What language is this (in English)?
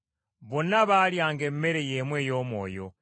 Ganda